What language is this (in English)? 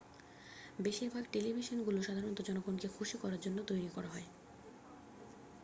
Bangla